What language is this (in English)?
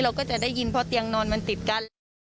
Thai